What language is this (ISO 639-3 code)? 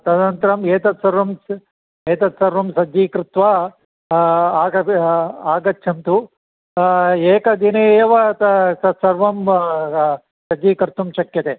san